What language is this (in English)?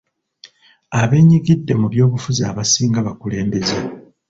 Ganda